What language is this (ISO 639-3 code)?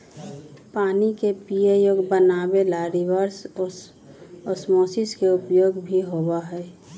mag